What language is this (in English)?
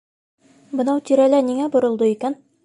Bashkir